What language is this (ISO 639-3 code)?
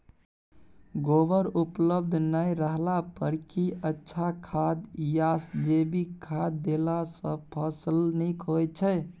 mai